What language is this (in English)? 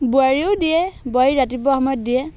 Assamese